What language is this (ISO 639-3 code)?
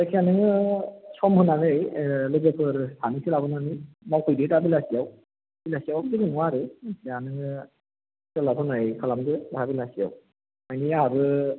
brx